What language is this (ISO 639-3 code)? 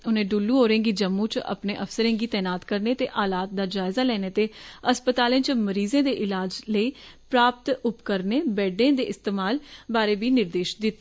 doi